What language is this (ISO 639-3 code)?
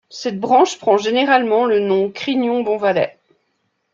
fra